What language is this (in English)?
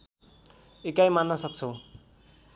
Nepali